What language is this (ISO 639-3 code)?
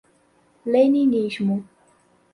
por